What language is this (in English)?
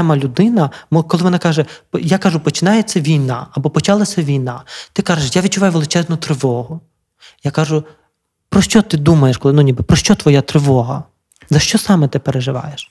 Ukrainian